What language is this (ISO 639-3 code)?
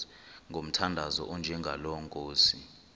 xho